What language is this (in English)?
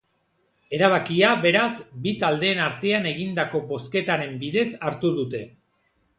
Basque